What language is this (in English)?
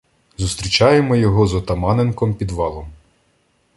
Ukrainian